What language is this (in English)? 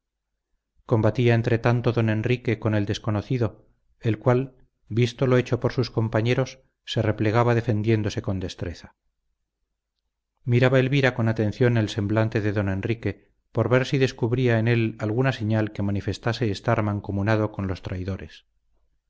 Spanish